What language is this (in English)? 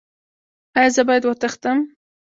Pashto